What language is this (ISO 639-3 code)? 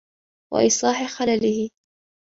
ara